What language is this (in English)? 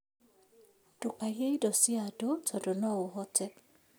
Kikuyu